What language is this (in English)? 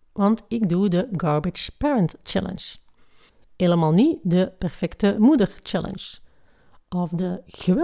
Dutch